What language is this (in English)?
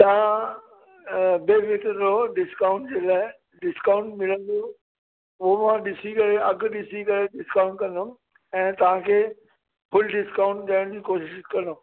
Sindhi